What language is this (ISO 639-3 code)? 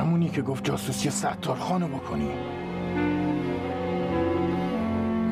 fas